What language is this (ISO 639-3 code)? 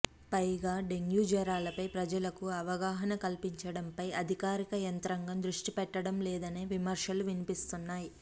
tel